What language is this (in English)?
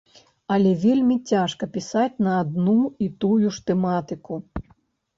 Belarusian